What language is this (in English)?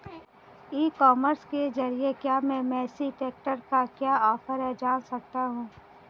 Hindi